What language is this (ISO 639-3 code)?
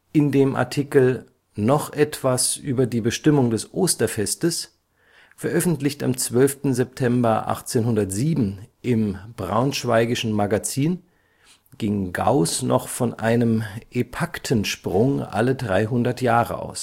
deu